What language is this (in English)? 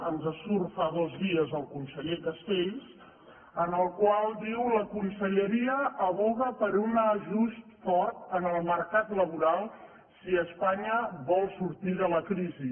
Catalan